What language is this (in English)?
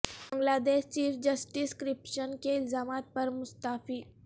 Urdu